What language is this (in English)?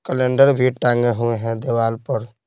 Hindi